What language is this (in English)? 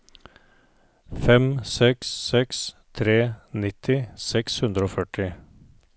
Norwegian